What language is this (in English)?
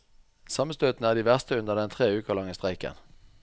Norwegian